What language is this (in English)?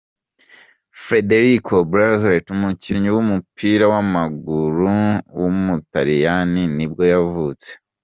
Kinyarwanda